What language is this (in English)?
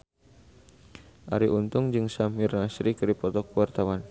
Sundanese